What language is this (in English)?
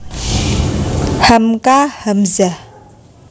Javanese